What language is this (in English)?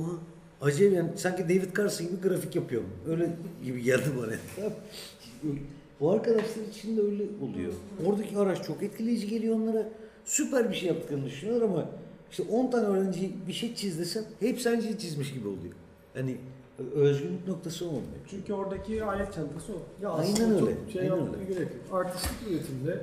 Turkish